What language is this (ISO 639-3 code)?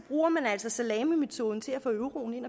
dan